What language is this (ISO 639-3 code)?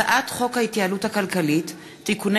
heb